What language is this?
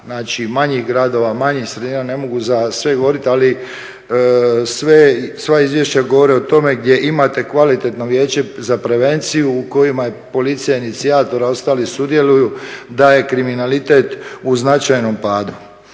Croatian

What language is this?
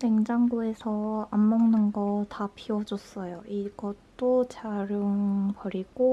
Korean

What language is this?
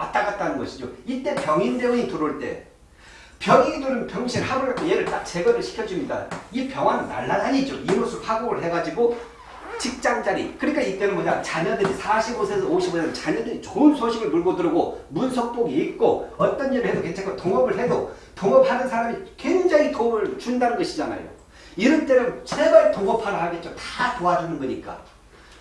Korean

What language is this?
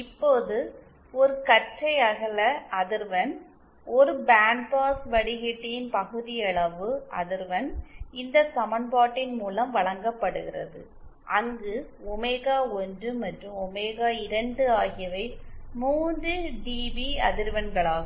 Tamil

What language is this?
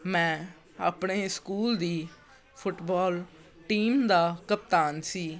Punjabi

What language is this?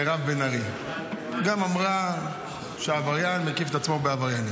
Hebrew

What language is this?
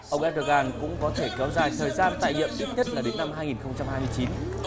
Vietnamese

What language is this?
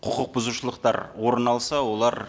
Kazakh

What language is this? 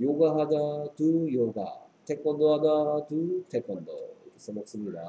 Korean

